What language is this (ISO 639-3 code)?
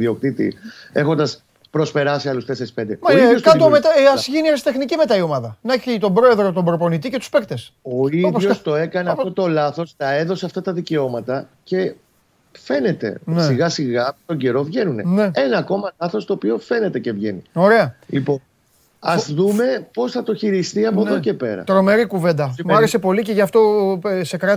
ell